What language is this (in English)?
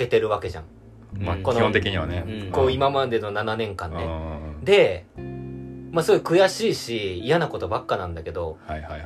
Japanese